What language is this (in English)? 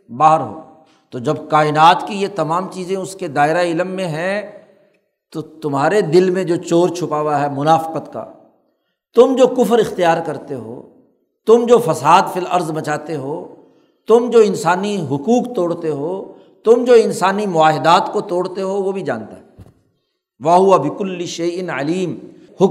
Urdu